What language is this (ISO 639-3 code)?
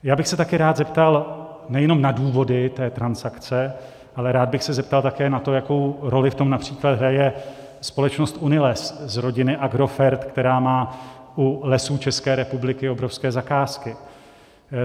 ces